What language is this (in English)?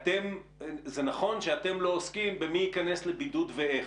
Hebrew